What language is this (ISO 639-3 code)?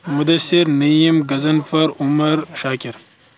kas